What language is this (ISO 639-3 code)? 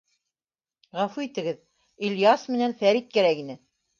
bak